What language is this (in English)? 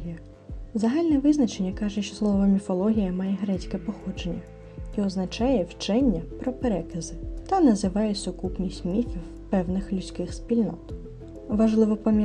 Ukrainian